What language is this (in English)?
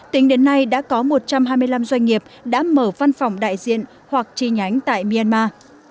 Vietnamese